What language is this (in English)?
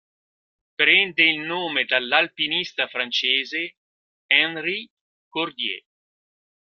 Italian